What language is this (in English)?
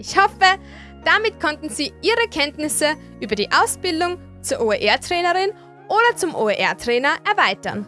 German